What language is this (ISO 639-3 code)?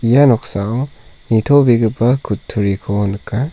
grt